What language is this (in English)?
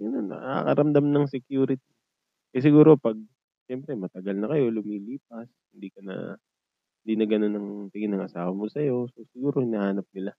Filipino